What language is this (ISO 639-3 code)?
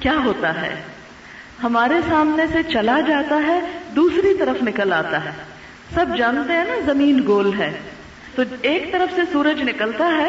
urd